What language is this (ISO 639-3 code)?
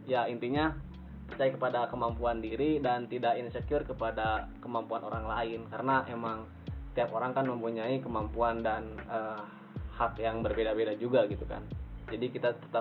ind